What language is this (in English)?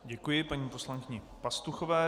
Czech